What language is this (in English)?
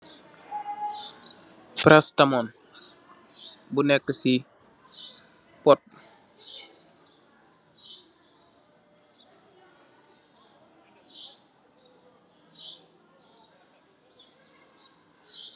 Wolof